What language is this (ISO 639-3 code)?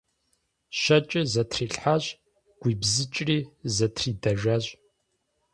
kbd